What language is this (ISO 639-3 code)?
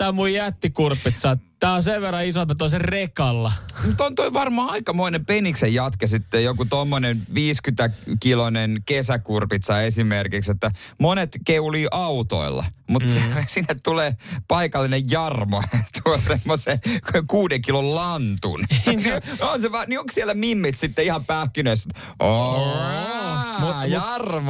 fin